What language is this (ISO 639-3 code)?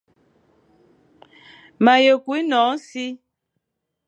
fan